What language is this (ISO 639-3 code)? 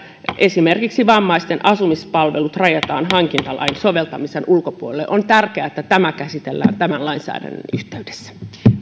fin